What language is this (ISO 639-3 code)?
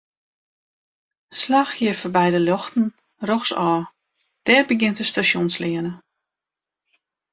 fry